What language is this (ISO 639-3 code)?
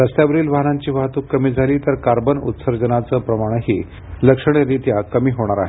mar